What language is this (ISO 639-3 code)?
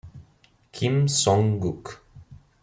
ita